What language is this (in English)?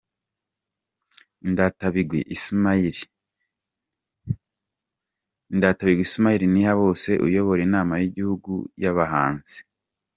Kinyarwanda